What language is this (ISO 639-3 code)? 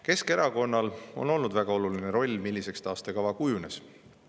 est